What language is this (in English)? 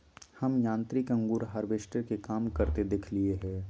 Magahi